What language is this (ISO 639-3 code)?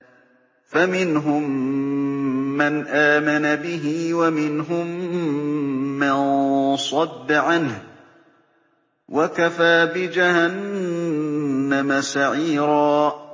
ara